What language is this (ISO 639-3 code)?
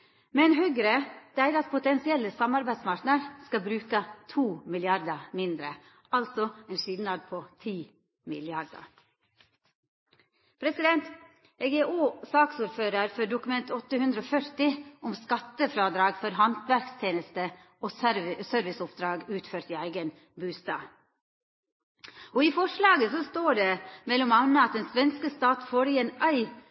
nno